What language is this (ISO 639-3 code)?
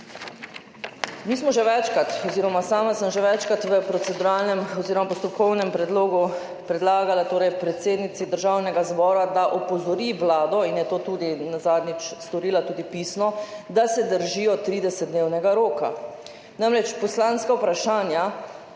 slv